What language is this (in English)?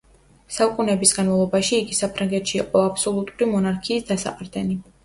Georgian